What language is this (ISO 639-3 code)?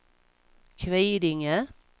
swe